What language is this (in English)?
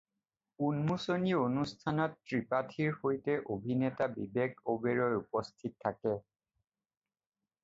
Assamese